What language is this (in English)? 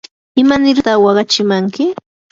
Yanahuanca Pasco Quechua